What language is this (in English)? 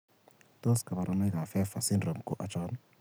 Kalenjin